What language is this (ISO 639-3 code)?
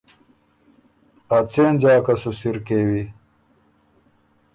oru